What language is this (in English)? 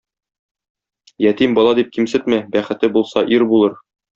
Tatar